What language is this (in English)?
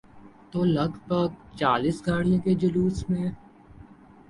Urdu